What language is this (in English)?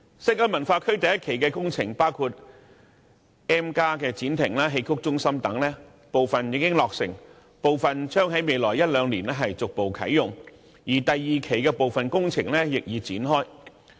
Cantonese